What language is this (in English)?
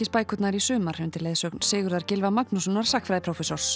Icelandic